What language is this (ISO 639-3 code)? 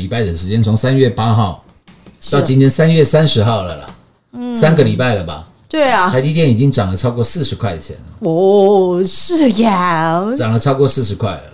zho